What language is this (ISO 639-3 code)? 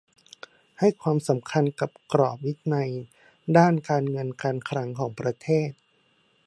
tha